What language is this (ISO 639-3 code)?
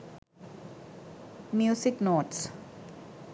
sin